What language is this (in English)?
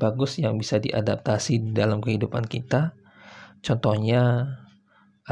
Indonesian